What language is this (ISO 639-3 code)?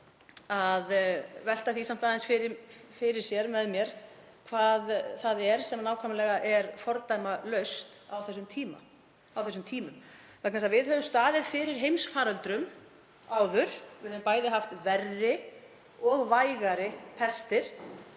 isl